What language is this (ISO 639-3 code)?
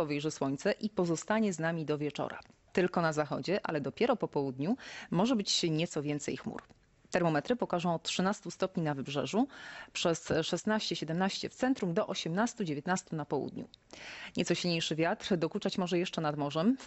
pol